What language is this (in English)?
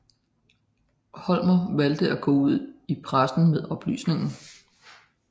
Danish